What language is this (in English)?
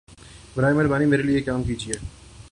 Urdu